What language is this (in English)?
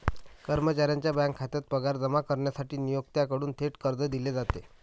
Marathi